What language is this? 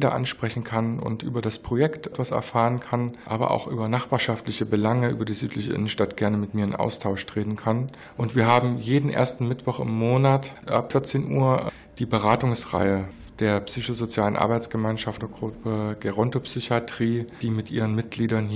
German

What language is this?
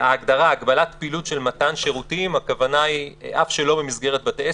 Hebrew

